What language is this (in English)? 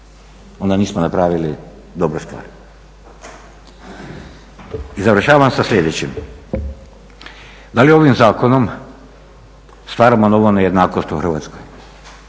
Croatian